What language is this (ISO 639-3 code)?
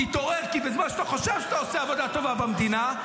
heb